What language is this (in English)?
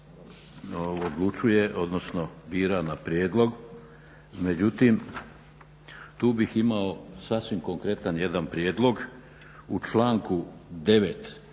Croatian